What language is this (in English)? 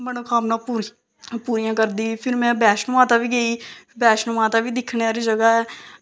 Dogri